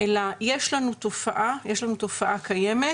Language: Hebrew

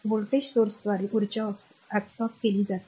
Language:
Marathi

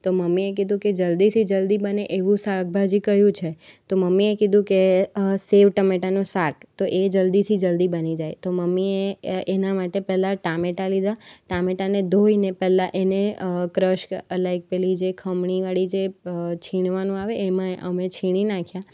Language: Gujarati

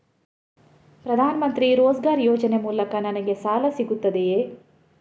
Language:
Kannada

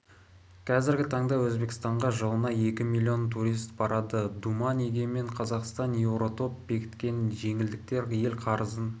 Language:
Kazakh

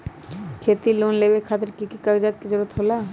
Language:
Magahi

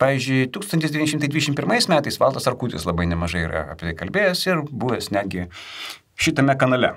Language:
Lithuanian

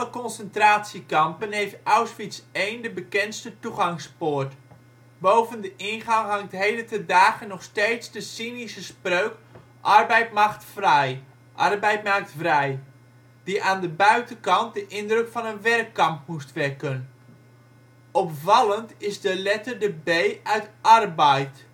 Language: Dutch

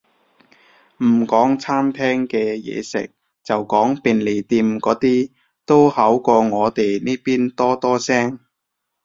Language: Cantonese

